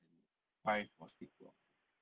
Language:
English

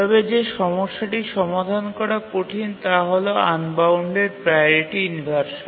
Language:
Bangla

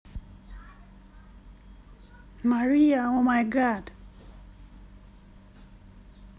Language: Russian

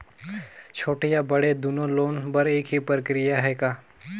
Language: Chhattisgarhi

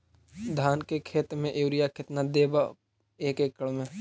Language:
Magahi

